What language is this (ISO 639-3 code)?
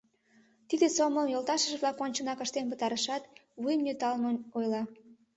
chm